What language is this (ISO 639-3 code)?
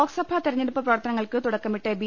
mal